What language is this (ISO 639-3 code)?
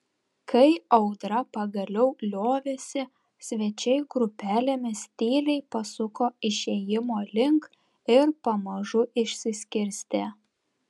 lit